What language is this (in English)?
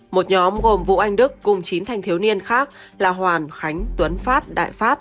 Vietnamese